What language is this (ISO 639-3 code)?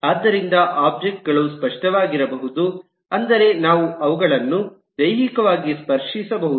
kan